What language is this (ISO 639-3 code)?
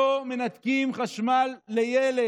heb